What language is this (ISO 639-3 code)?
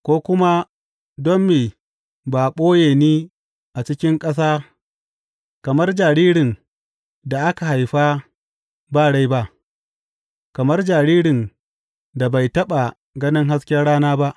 hau